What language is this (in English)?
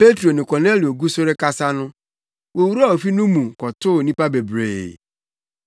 Akan